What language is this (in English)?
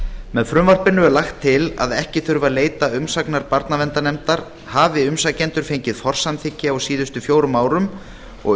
Icelandic